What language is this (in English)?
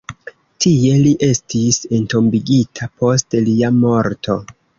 Esperanto